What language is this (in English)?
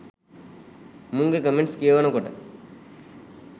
Sinhala